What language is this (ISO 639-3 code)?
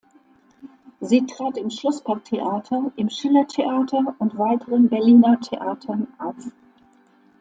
deu